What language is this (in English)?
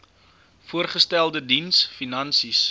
Afrikaans